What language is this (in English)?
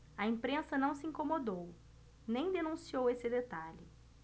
Portuguese